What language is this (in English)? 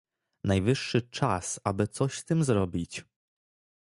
Polish